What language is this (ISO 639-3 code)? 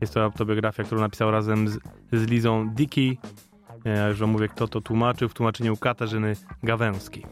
pol